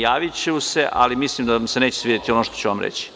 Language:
Serbian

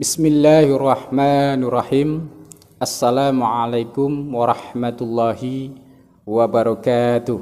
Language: Indonesian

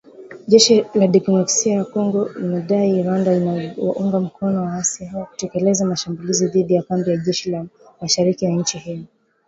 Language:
Swahili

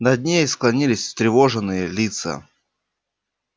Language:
Russian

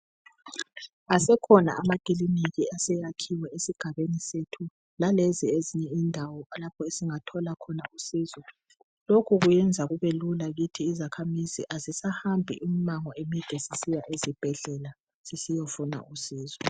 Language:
North Ndebele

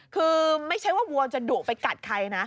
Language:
Thai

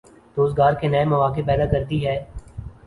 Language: Urdu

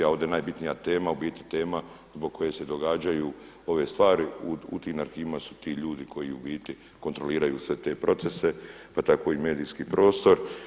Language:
Croatian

